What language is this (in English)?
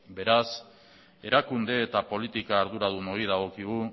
Basque